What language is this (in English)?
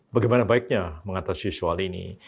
Indonesian